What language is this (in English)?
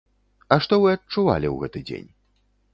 Belarusian